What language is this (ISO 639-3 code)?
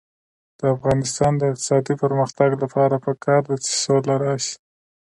pus